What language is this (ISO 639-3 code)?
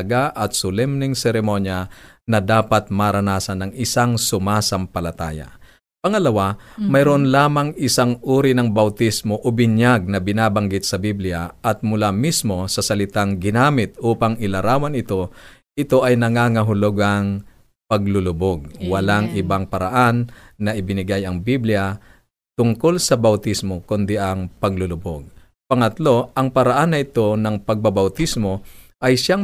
fil